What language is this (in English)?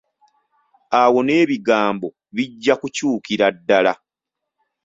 Ganda